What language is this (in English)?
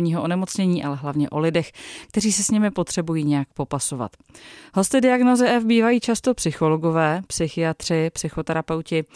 Czech